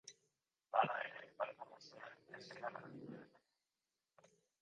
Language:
Basque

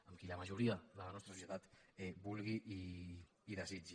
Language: Catalan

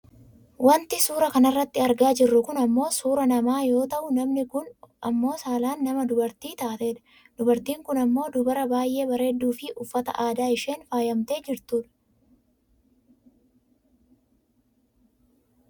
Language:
Oromo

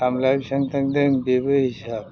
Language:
Bodo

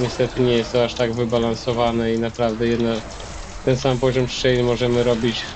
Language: Polish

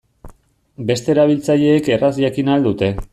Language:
Basque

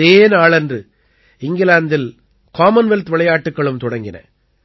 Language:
Tamil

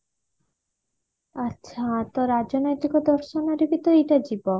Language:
Odia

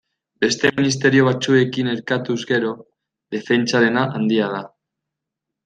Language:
Basque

